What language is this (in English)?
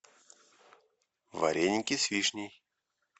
Russian